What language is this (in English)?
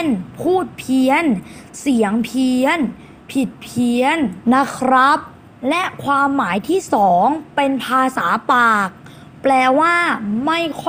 Thai